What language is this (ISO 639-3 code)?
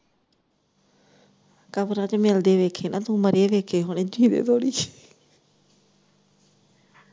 pan